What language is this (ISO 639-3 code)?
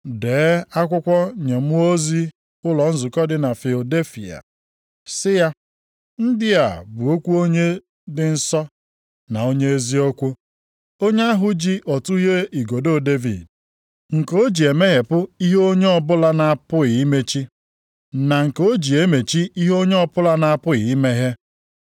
ibo